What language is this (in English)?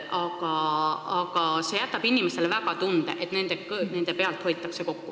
Estonian